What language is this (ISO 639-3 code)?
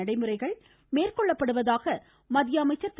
tam